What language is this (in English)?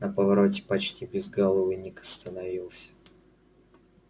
Russian